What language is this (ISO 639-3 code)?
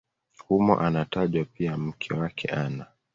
swa